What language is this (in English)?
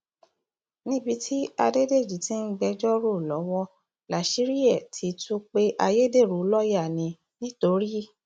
Yoruba